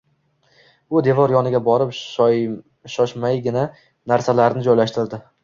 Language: Uzbek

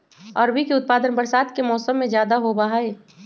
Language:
Magahi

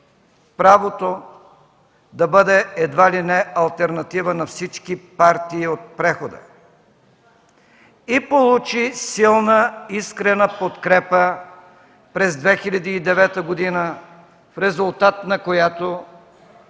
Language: Bulgarian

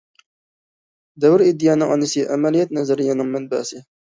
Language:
Uyghur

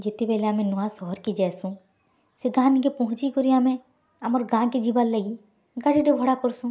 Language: Odia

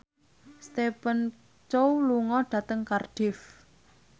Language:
Javanese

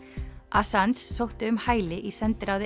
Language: Icelandic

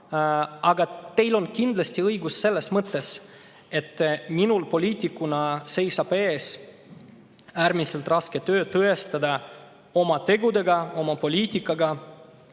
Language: Estonian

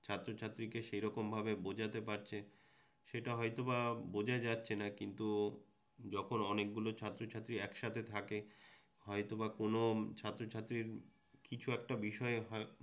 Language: Bangla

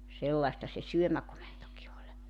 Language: Finnish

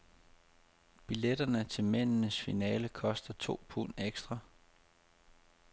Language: Danish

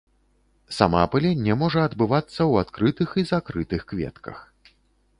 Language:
Belarusian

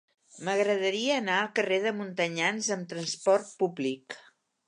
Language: Catalan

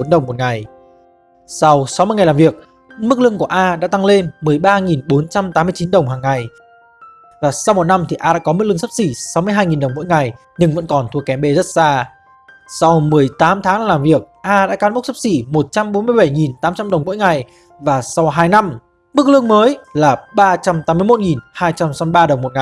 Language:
Vietnamese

